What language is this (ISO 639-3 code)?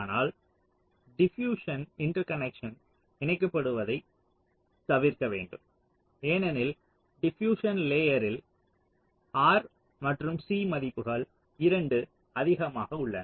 tam